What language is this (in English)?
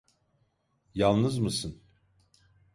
Turkish